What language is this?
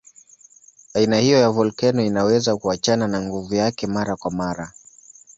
Swahili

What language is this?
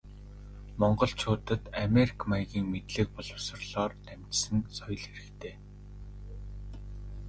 Mongolian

